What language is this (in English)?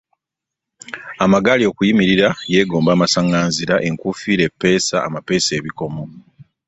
Ganda